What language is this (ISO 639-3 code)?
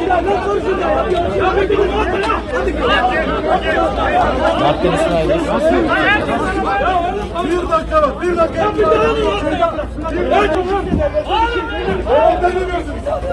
tur